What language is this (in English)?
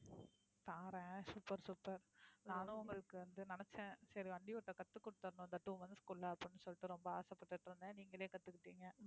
Tamil